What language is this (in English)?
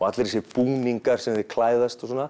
Icelandic